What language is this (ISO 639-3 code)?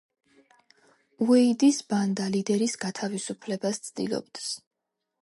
kat